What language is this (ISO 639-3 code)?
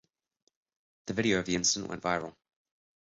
eng